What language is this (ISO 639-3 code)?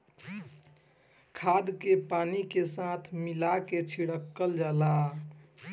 bho